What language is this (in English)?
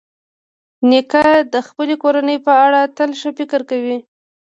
Pashto